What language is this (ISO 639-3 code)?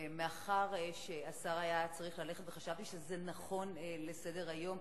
heb